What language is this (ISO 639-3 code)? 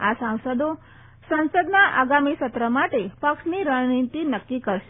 guj